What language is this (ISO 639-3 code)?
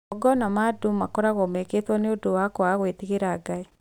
kik